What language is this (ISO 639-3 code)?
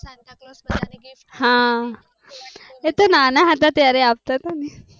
guj